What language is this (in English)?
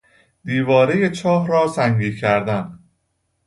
Persian